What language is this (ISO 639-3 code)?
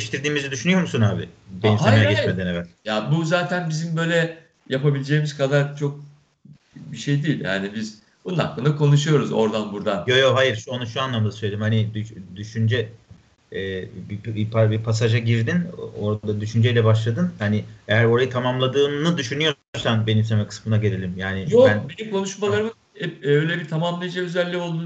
tur